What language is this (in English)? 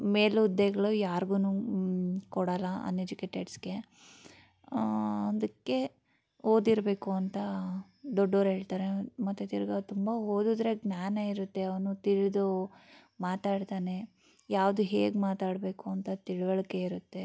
Kannada